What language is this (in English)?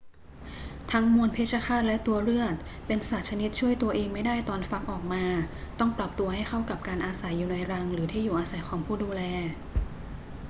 Thai